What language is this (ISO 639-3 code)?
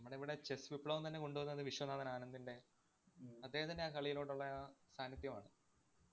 mal